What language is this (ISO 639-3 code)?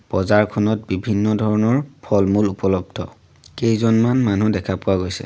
asm